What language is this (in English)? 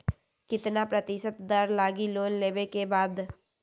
Magahi